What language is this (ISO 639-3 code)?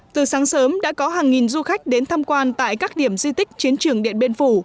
vie